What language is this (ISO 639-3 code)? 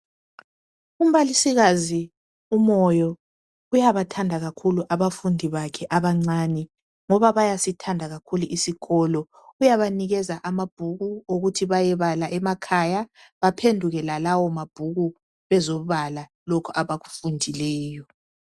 nde